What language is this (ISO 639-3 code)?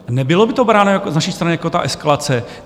ces